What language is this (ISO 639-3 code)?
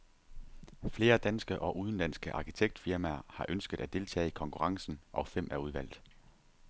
dan